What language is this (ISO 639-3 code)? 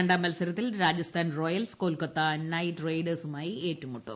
mal